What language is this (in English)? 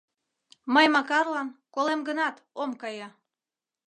Mari